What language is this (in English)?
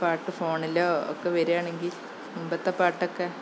Malayalam